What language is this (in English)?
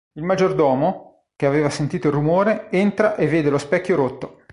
Italian